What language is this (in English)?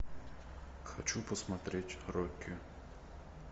Russian